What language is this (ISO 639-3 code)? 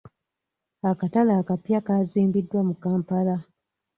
lug